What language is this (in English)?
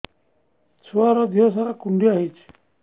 Odia